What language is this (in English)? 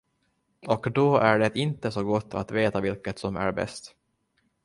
Swedish